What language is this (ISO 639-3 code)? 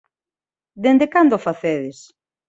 glg